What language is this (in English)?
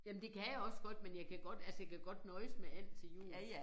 Danish